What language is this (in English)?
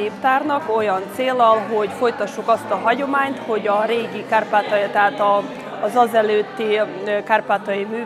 Hungarian